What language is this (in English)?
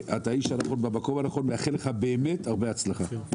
Hebrew